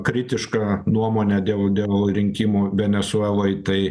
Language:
Lithuanian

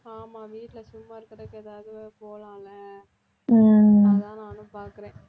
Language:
Tamil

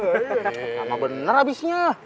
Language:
Indonesian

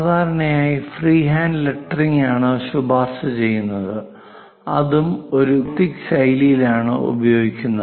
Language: Malayalam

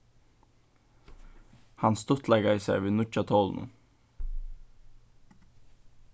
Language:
Faroese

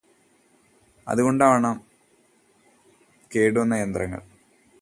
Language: Malayalam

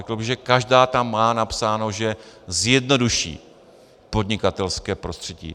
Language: Czech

